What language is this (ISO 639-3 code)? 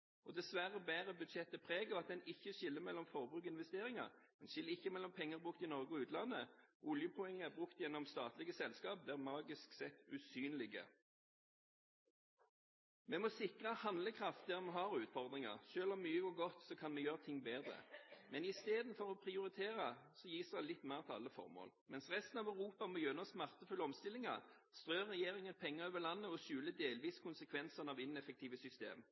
nob